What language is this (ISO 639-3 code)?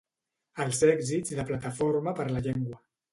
cat